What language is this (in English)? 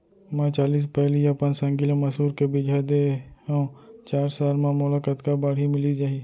Chhattisgarhi